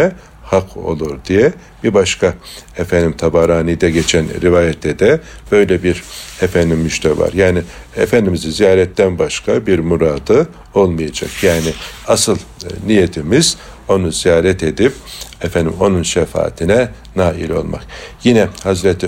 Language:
Turkish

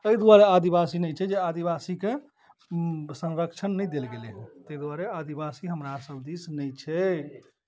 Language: Maithili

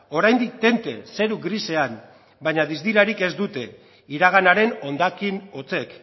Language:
Basque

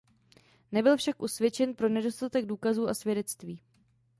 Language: Czech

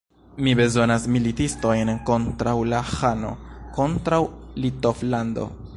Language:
Esperanto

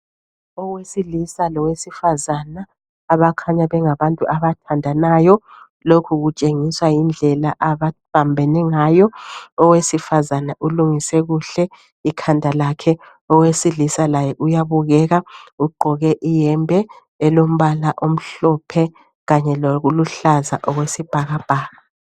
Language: North Ndebele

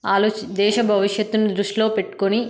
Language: Telugu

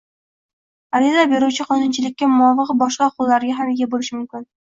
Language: Uzbek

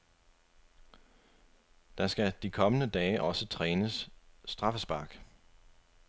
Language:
Danish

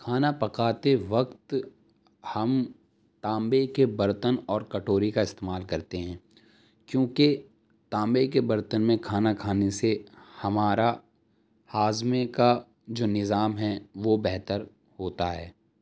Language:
Urdu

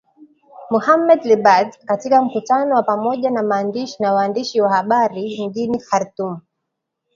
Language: Swahili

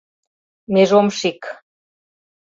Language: Mari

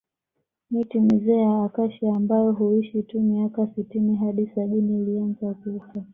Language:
Swahili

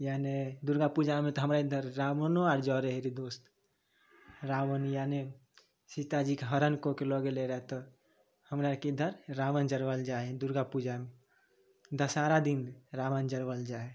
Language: Maithili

